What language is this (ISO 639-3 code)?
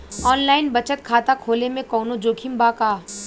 bho